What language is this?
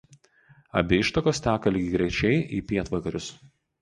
Lithuanian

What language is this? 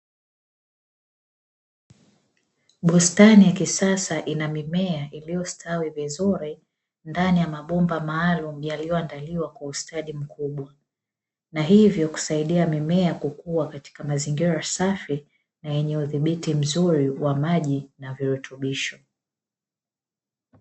Swahili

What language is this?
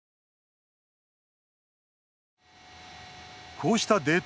Japanese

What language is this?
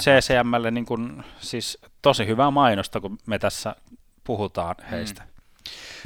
Finnish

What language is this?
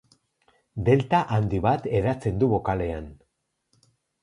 Basque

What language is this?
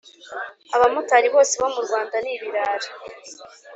Kinyarwanda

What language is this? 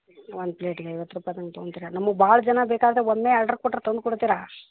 Kannada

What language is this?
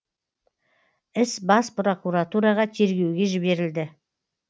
Kazakh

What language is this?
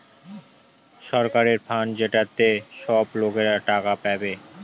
Bangla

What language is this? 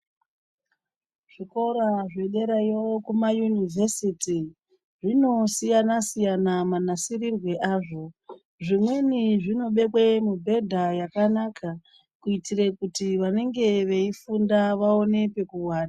Ndau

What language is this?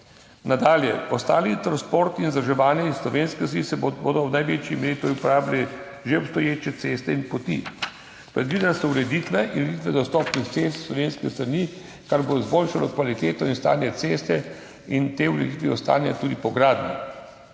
Slovenian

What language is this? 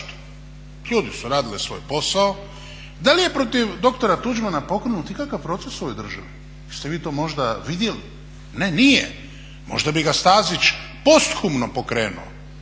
Croatian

